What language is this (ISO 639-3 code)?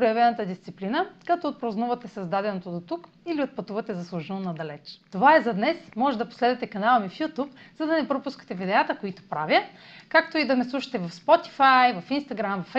bul